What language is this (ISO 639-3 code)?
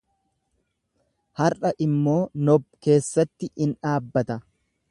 orm